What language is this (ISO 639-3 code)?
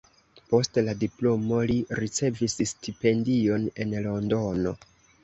epo